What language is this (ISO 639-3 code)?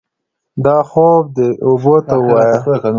pus